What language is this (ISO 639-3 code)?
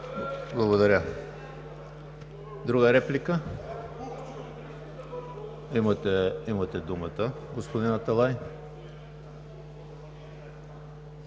bul